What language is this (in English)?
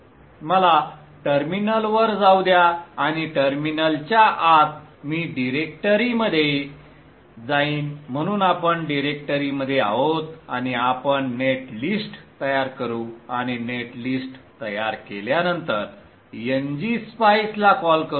Marathi